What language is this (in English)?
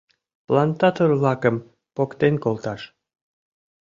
Mari